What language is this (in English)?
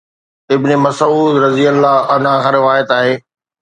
Sindhi